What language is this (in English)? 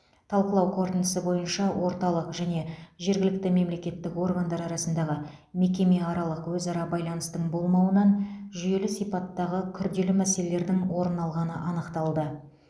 Kazakh